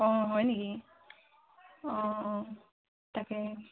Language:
Assamese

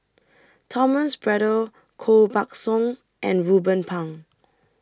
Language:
English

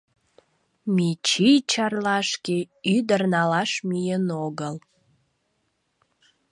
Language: Mari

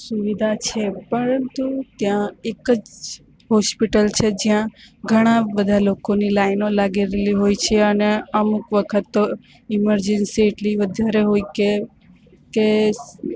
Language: Gujarati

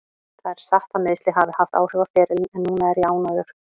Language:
Icelandic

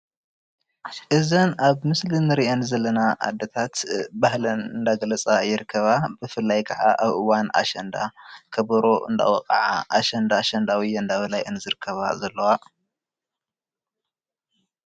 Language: Tigrinya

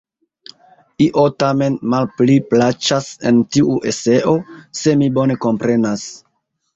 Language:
Esperanto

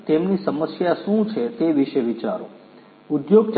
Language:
Gujarati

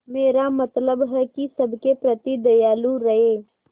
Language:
Hindi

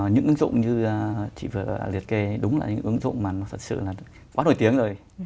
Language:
Vietnamese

